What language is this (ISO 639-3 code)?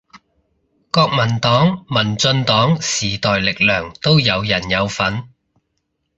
yue